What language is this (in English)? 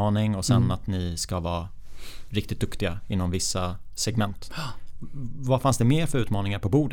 Swedish